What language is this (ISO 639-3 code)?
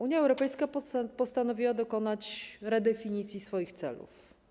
pol